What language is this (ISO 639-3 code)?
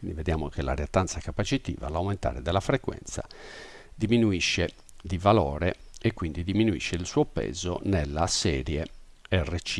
ita